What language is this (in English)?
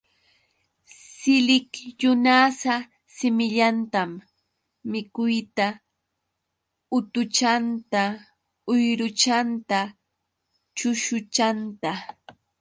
Yauyos Quechua